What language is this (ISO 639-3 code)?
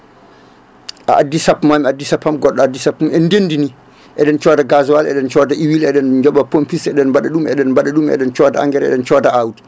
ful